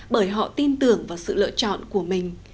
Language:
Vietnamese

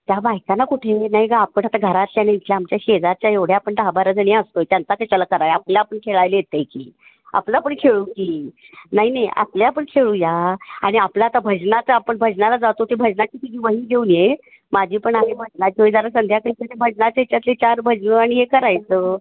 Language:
Marathi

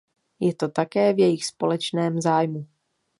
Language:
Czech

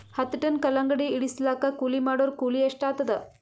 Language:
Kannada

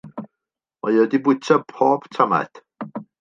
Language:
Welsh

